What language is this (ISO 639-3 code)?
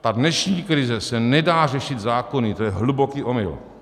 ces